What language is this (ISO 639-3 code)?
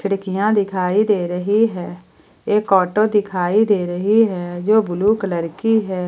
hin